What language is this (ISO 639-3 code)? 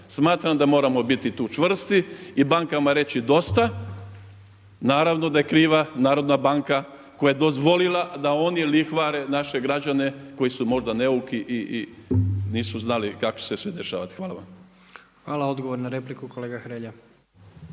hrv